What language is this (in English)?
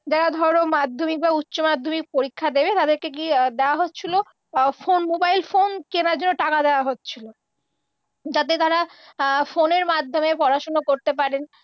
Bangla